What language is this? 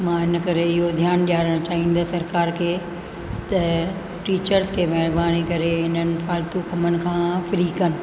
Sindhi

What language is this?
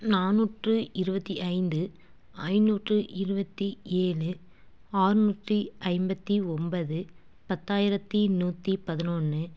Tamil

